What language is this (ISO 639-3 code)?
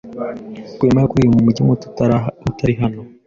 kin